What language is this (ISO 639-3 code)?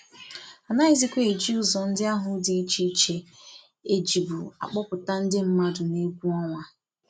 ibo